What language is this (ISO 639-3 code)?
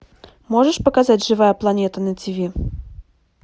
rus